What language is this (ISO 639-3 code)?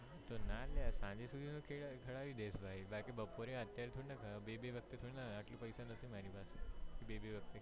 guj